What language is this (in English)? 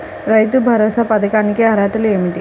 Telugu